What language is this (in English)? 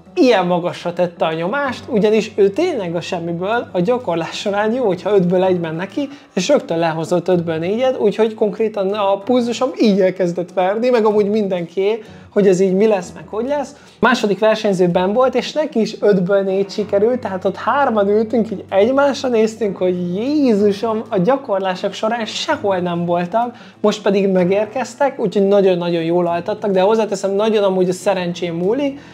Hungarian